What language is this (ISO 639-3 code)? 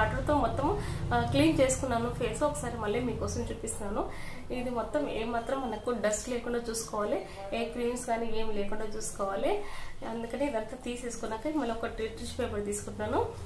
hin